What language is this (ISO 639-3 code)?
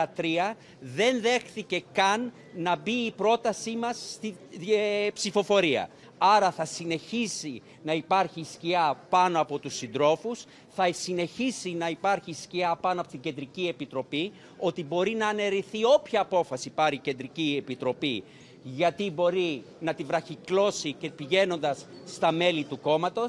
ell